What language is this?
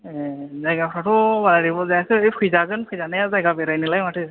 Bodo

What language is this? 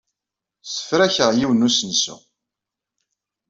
Kabyle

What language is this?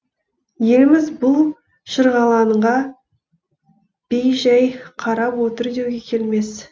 Kazakh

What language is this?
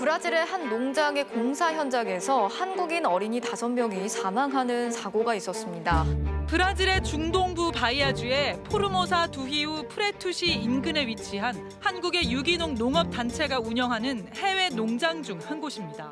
Korean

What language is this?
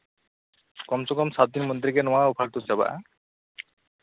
Santali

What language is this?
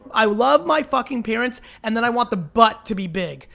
English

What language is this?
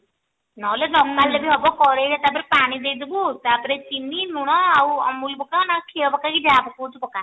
Odia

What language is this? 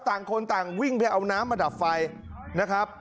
Thai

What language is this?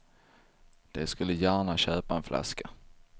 Swedish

